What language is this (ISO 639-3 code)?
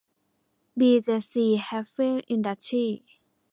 tha